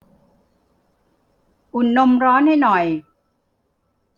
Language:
Thai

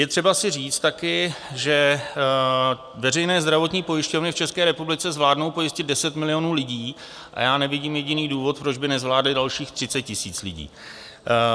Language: Czech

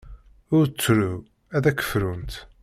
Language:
Kabyle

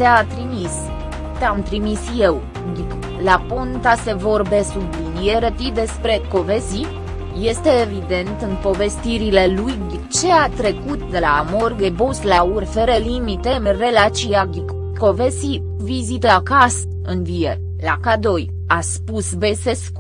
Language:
Romanian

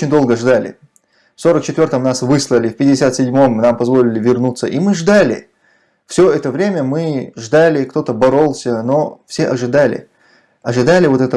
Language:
Russian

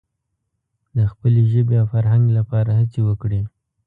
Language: Pashto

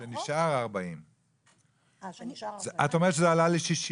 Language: Hebrew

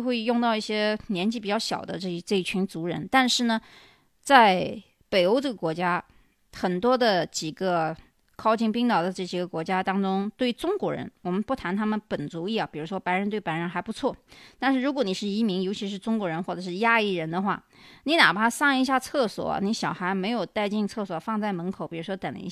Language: Chinese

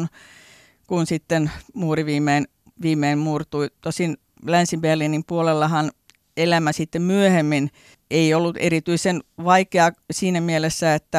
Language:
Finnish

